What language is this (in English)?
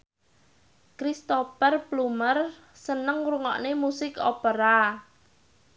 Javanese